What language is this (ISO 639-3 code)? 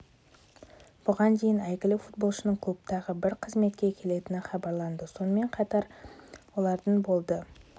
kaz